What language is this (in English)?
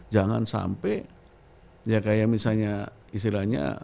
Indonesian